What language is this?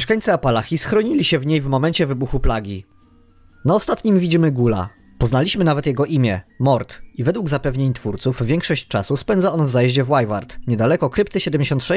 Polish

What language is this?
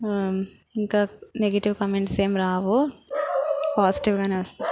Telugu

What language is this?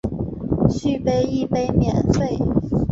Chinese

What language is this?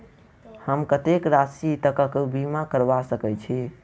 Maithili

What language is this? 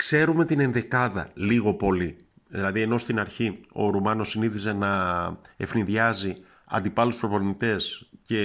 Greek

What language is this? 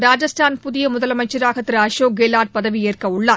Tamil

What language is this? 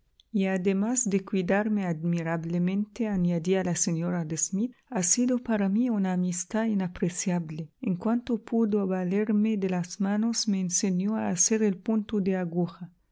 Spanish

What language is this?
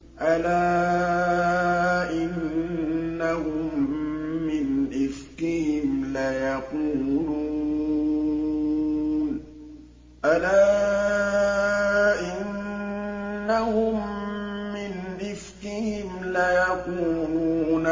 Arabic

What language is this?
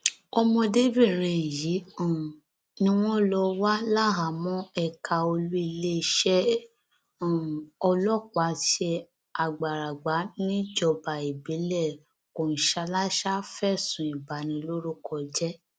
Yoruba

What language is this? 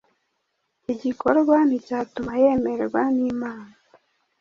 Kinyarwanda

